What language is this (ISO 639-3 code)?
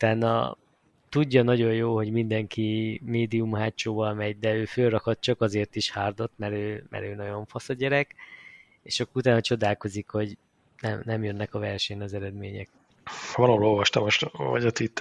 hun